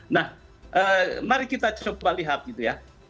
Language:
Indonesian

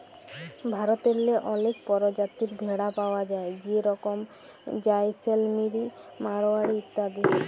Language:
Bangla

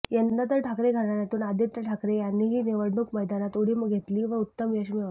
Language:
Marathi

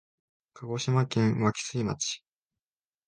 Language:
Japanese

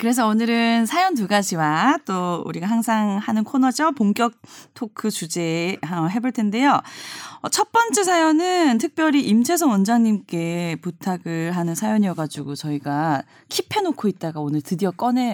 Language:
Korean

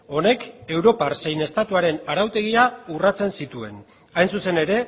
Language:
Basque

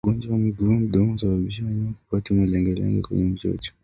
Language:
Swahili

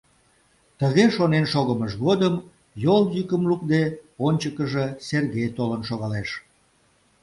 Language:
Mari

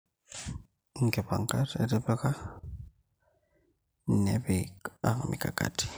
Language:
Masai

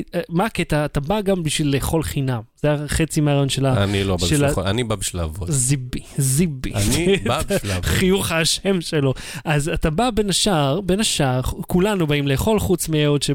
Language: Hebrew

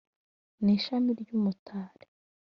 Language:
Kinyarwanda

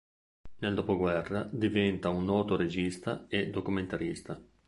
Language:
Italian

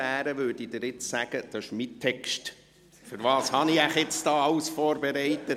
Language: Swiss German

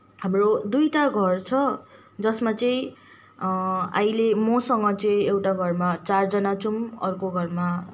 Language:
Nepali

